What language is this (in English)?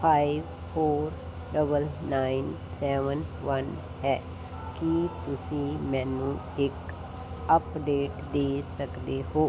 Punjabi